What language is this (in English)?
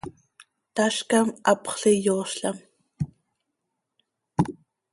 Seri